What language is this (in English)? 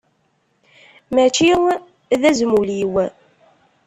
Kabyle